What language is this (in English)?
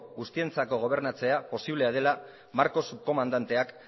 Basque